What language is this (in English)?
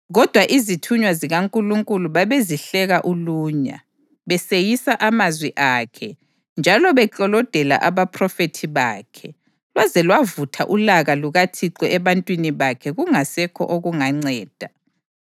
North Ndebele